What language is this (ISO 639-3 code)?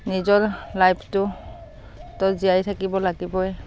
asm